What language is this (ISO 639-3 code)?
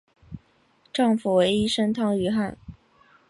zho